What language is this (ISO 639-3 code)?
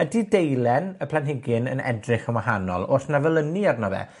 cym